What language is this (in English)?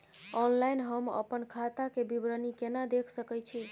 Maithili